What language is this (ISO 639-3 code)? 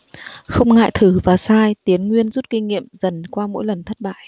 vie